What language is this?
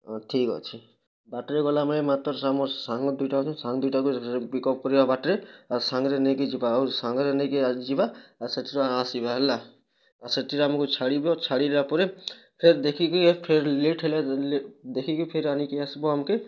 Odia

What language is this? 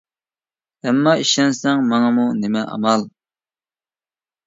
Uyghur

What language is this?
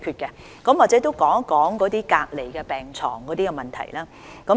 Cantonese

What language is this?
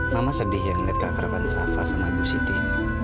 Indonesian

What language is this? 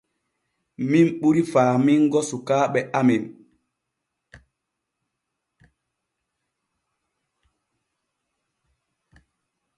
Borgu Fulfulde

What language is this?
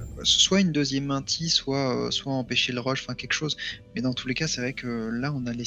French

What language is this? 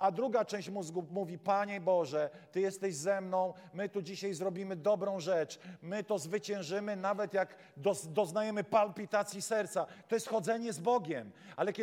Polish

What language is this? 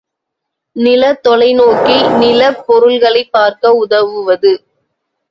Tamil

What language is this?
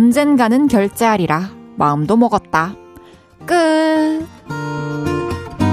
Korean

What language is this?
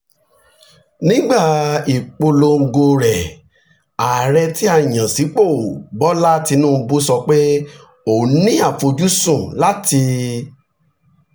Yoruba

